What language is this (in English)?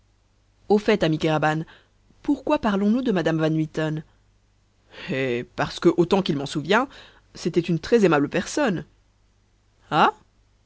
French